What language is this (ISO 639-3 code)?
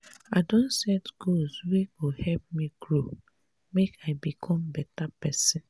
pcm